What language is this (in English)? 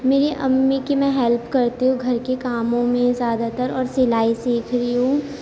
Urdu